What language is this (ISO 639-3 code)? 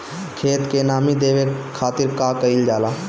bho